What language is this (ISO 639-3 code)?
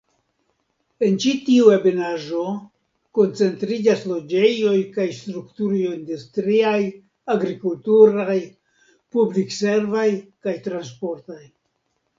epo